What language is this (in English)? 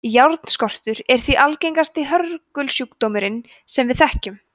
Icelandic